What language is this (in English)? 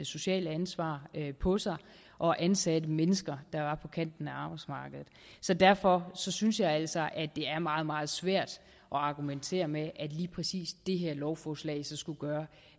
Danish